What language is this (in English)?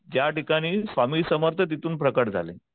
Marathi